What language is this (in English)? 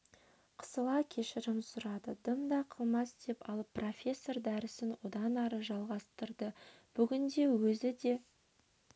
Kazakh